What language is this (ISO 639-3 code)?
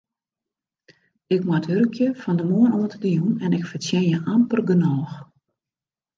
fry